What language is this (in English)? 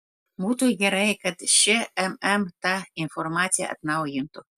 Lithuanian